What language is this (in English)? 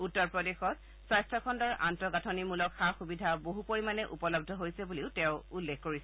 Assamese